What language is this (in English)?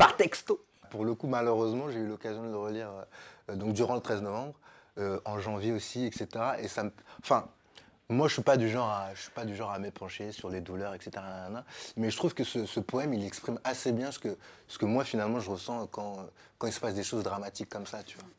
French